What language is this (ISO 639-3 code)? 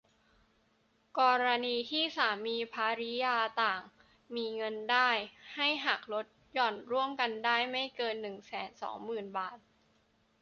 tha